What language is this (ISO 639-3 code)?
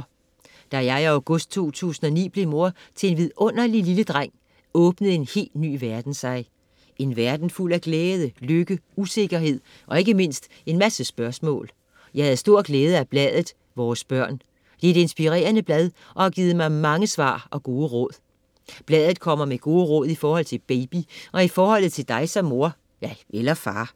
dan